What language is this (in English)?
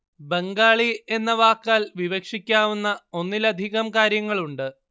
Malayalam